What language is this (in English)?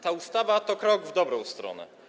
Polish